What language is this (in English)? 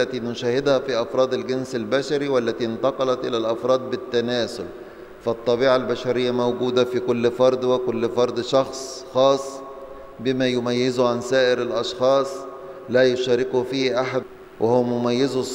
Arabic